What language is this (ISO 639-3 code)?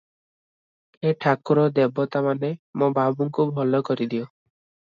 ori